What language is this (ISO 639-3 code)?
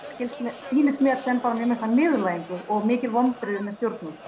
isl